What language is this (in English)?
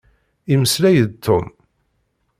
Kabyle